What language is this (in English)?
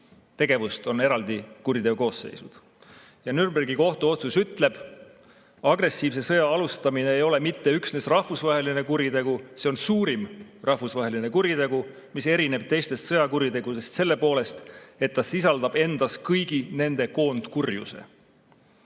Estonian